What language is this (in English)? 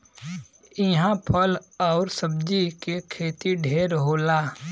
Bhojpuri